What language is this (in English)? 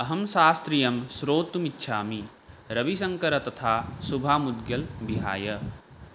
Sanskrit